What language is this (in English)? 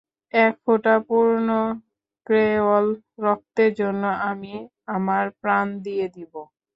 Bangla